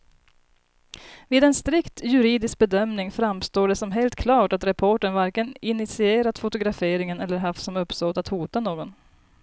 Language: Swedish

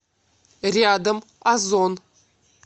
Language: Russian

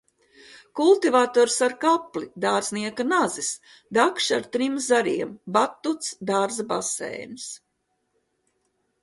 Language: Latvian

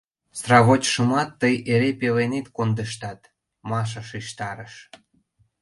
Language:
Mari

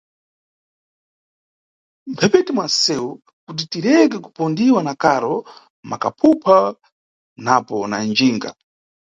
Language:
Nyungwe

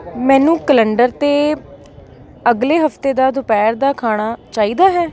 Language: Punjabi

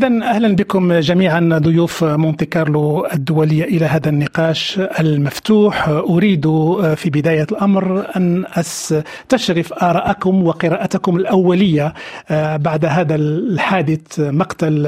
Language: Arabic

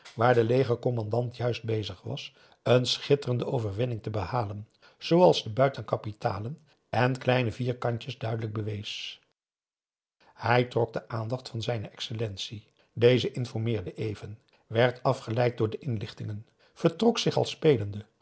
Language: Dutch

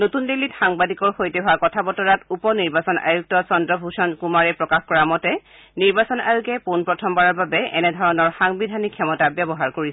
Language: Assamese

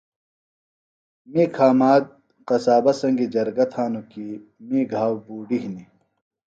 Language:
Phalura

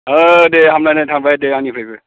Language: Bodo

